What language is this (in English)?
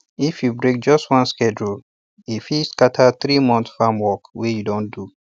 Nigerian Pidgin